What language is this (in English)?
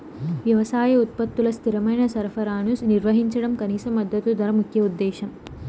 Telugu